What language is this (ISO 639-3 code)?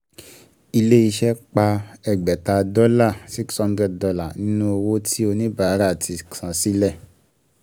yor